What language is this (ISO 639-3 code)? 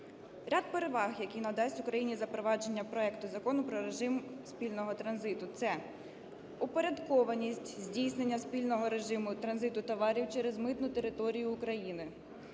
ukr